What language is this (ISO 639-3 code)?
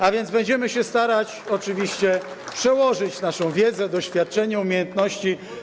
pol